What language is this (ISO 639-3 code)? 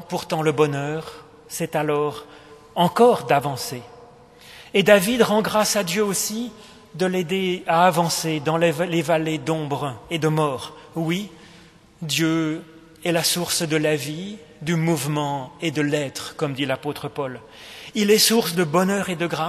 fra